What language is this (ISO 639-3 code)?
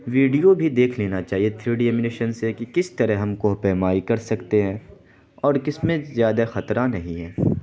urd